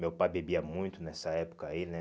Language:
Portuguese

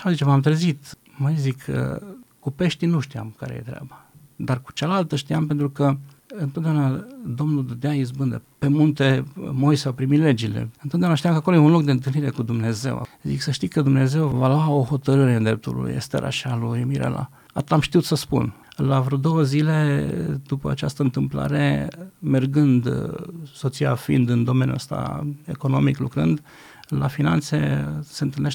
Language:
Romanian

